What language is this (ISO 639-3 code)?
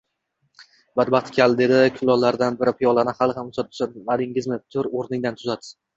uzb